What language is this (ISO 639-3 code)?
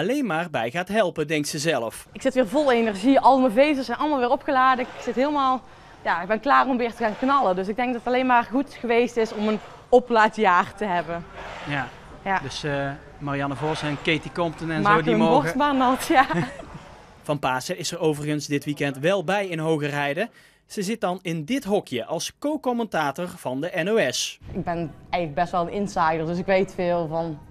nld